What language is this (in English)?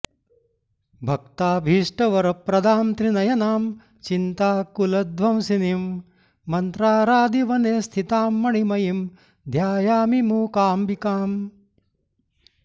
Sanskrit